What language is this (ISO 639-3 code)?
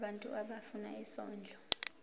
zul